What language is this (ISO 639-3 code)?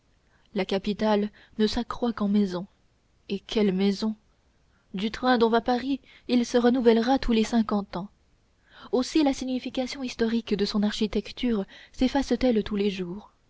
fra